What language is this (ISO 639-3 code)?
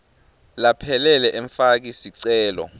ssw